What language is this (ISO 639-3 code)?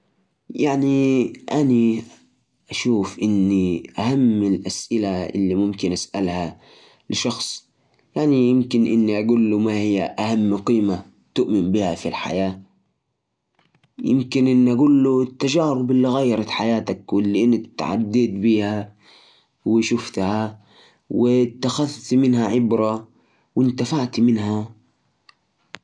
ars